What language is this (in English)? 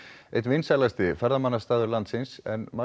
Icelandic